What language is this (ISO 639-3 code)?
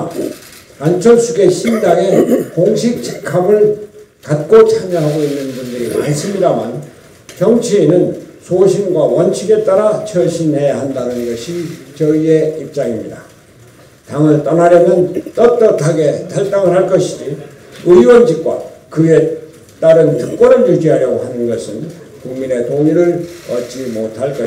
kor